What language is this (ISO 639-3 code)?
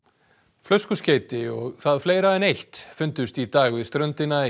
isl